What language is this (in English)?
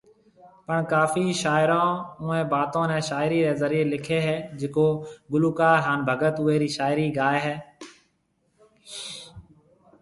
Marwari (Pakistan)